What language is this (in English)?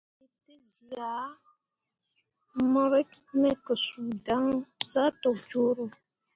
Mundang